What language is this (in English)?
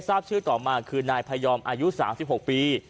Thai